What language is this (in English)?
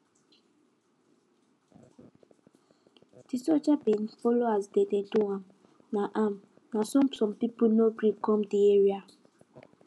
Nigerian Pidgin